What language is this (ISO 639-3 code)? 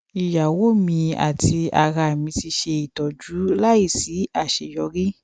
yor